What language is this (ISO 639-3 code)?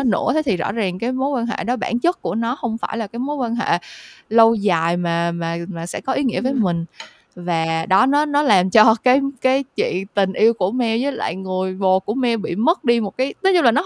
vie